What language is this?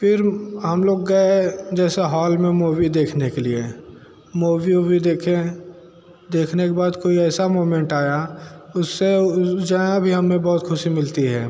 Hindi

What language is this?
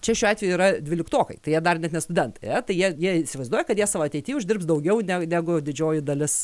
Lithuanian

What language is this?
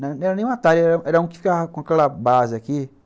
Portuguese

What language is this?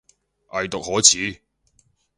Cantonese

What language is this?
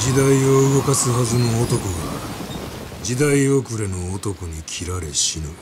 Japanese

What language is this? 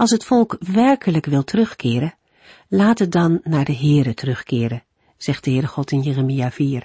Dutch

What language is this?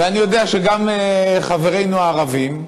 Hebrew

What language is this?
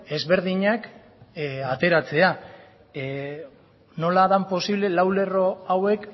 Basque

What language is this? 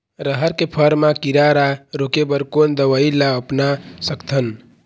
Chhattisgarhi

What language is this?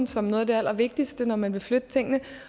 Danish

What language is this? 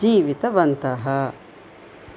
Sanskrit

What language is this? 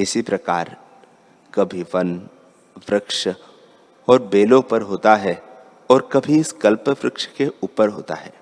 Hindi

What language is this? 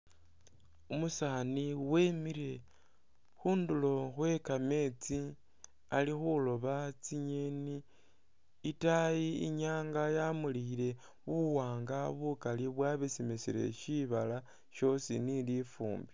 Masaaba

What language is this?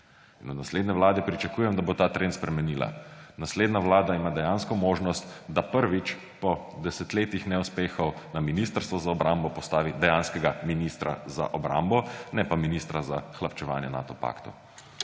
Slovenian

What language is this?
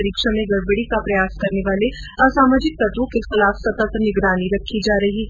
Hindi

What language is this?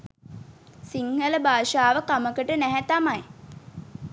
Sinhala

